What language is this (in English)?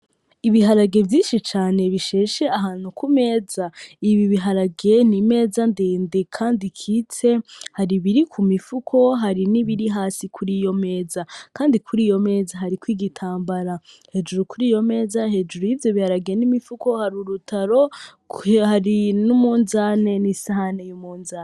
Rundi